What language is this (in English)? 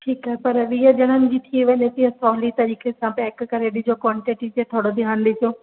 Sindhi